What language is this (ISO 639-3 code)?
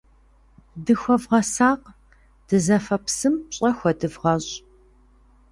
kbd